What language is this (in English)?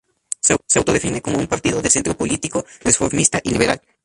Spanish